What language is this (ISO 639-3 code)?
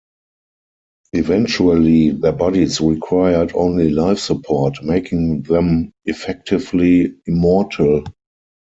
eng